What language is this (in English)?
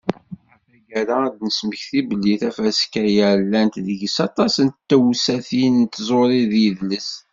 Kabyle